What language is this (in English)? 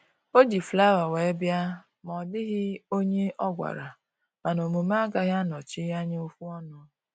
Igbo